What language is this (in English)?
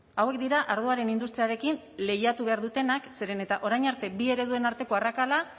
Basque